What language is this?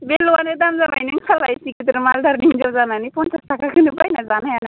Bodo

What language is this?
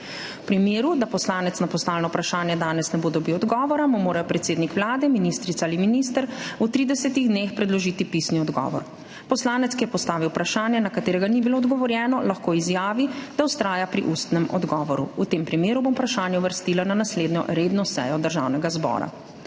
Slovenian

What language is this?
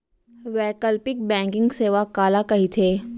Chhattisgarhi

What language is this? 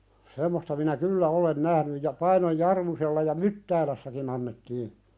Finnish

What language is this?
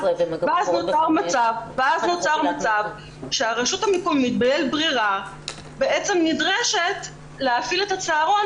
Hebrew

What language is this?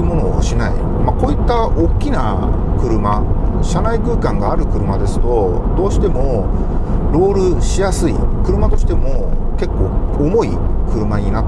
Japanese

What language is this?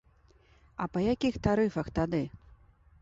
Belarusian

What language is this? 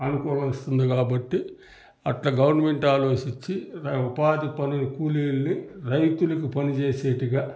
Telugu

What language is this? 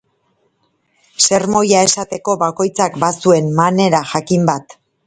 Basque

